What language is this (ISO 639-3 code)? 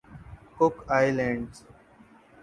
urd